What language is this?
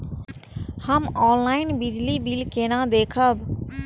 Maithili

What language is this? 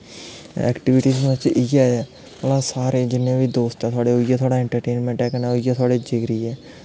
Dogri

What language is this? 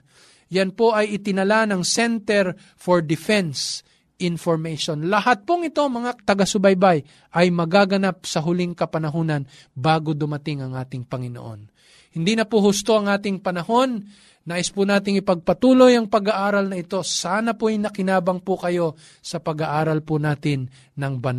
Filipino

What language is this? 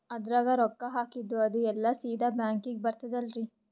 Kannada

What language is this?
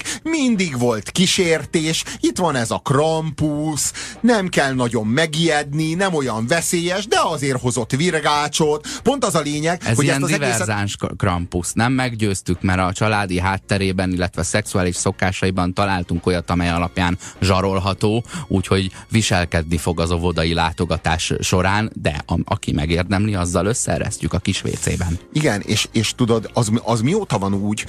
Hungarian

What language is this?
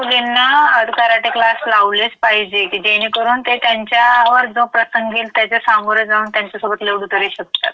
Marathi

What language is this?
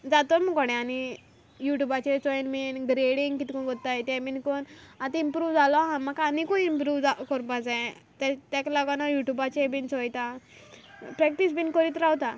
Konkani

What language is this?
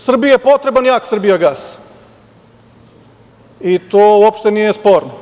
Serbian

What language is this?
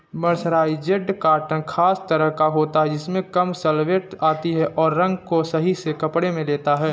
Hindi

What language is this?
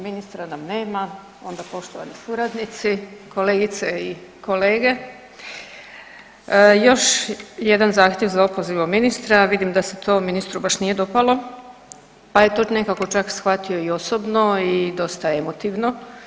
Croatian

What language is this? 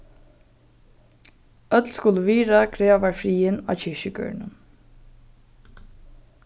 Faroese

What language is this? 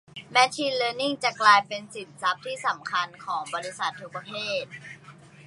Thai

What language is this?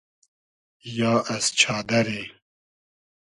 Hazaragi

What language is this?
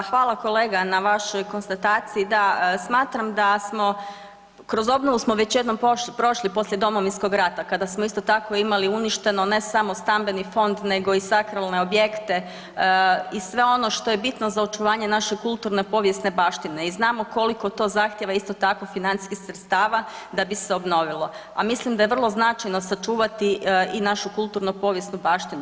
Croatian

